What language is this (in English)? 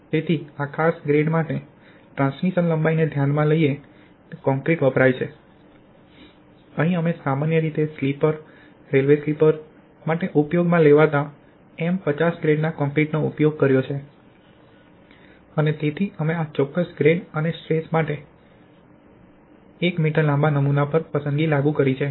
Gujarati